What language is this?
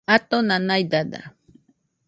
Nüpode Huitoto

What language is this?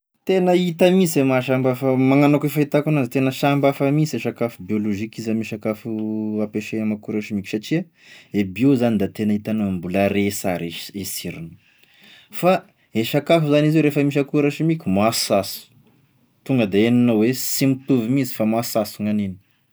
Tesaka Malagasy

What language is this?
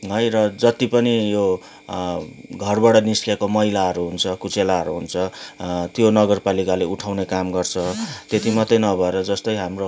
Nepali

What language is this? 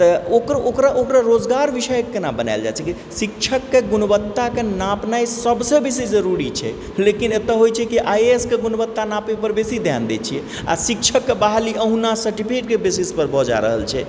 Maithili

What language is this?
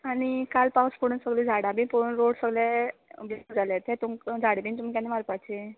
Konkani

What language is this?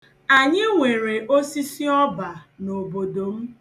Igbo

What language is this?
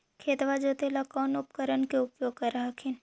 Magahi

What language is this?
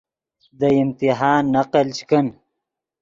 Yidgha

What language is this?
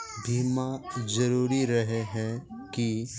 Magahi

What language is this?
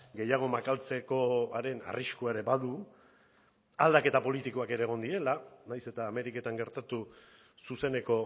Basque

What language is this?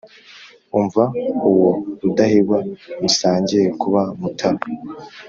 Kinyarwanda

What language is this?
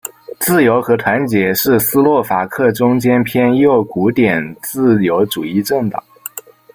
Chinese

